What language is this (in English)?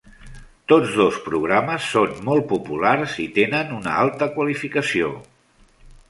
Catalan